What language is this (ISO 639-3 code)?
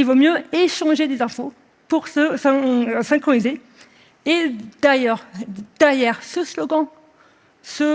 fra